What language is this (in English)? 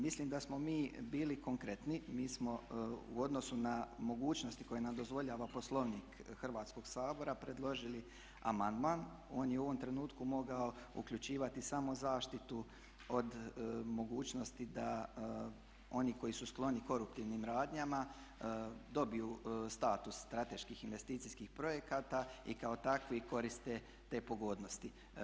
Croatian